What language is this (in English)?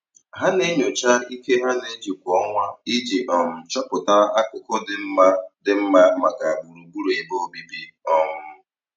Igbo